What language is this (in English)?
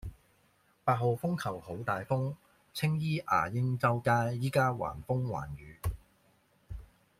Cantonese